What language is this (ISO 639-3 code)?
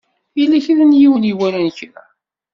kab